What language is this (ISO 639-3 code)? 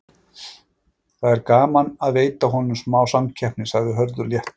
isl